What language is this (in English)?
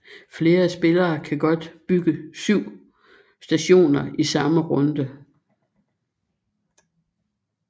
Danish